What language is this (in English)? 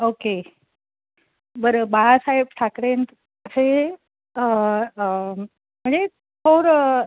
Marathi